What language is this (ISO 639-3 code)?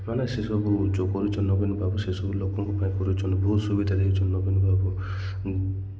ori